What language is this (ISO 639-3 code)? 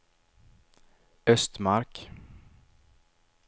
swe